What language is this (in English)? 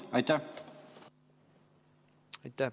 Estonian